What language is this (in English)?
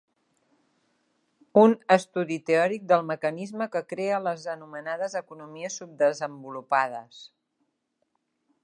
Catalan